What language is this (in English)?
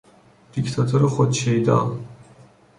Persian